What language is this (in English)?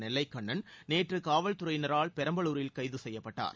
Tamil